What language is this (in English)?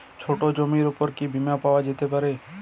Bangla